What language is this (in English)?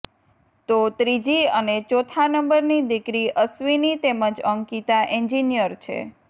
Gujarati